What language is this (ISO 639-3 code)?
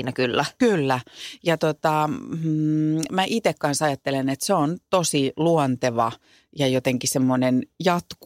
fin